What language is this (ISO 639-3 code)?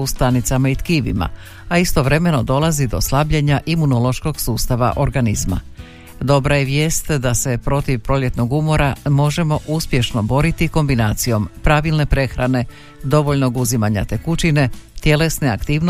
hrv